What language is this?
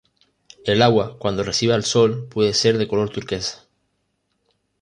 Spanish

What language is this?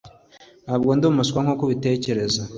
Kinyarwanda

